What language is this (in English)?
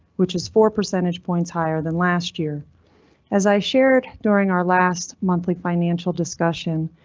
English